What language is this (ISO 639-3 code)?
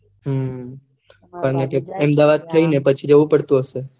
guj